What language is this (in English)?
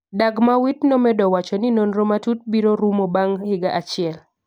Luo (Kenya and Tanzania)